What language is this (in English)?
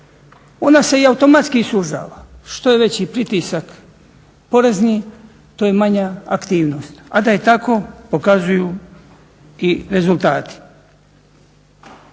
Croatian